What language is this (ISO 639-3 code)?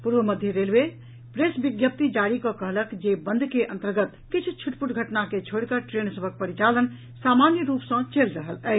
mai